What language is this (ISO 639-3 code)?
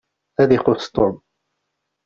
kab